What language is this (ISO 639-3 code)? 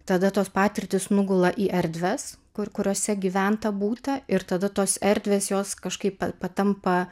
lit